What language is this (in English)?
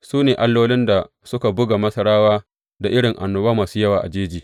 Hausa